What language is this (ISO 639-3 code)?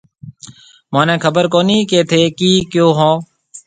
mve